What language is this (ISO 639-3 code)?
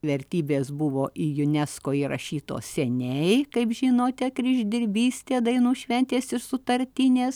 lit